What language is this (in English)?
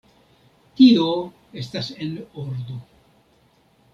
Esperanto